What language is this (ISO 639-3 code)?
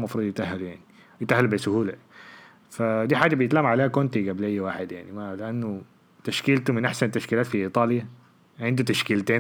ara